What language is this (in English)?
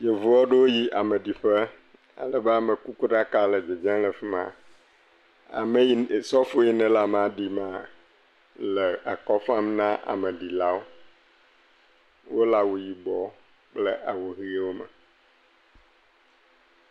Ewe